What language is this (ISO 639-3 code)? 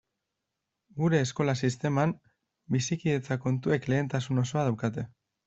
eus